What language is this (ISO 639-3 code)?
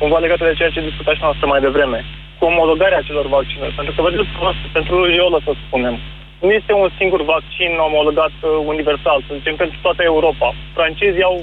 ron